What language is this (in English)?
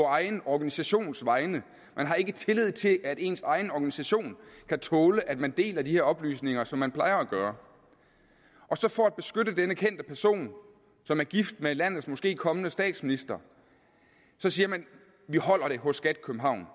Danish